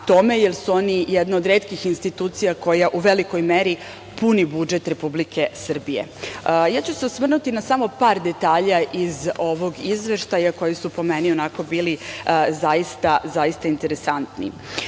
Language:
Serbian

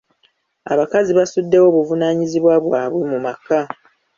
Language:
Ganda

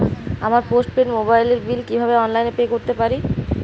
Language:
Bangla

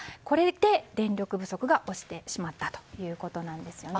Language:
Japanese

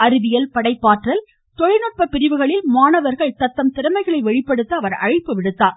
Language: Tamil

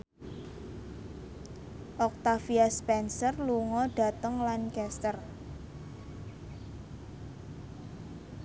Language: Javanese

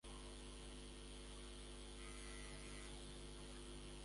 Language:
Guarani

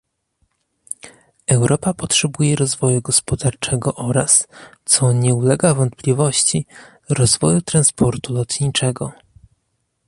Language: Polish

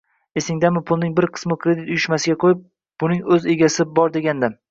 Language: Uzbek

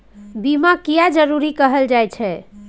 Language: Maithili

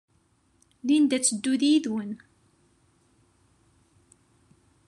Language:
Kabyle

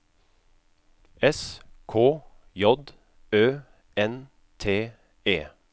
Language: Norwegian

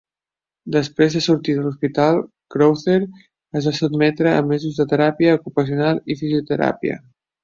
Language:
Catalan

